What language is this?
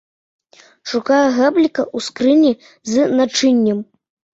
Belarusian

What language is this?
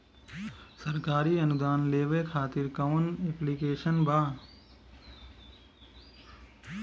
Bhojpuri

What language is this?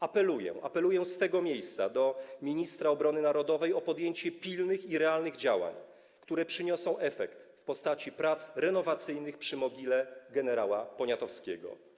Polish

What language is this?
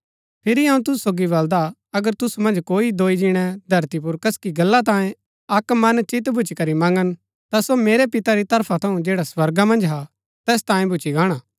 Gaddi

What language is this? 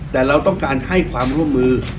Thai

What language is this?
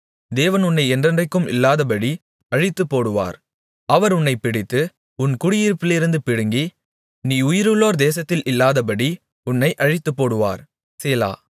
Tamil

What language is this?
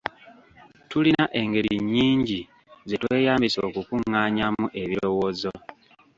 Ganda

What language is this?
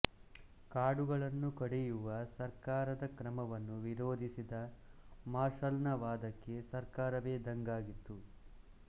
Kannada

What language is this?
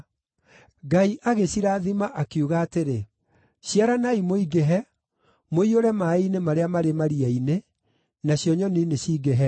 Kikuyu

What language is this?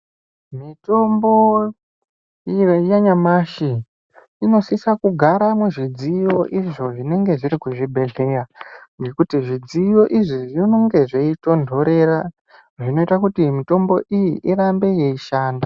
Ndau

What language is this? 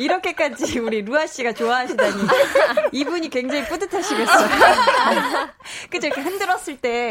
Korean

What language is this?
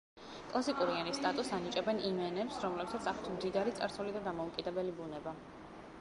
Georgian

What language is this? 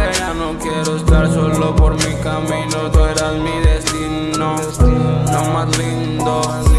Portuguese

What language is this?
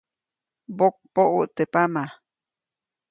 Copainalá Zoque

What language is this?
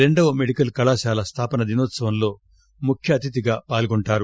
Telugu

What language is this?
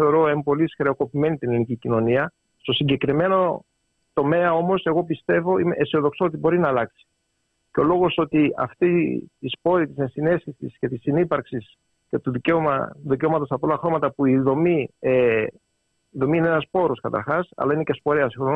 Greek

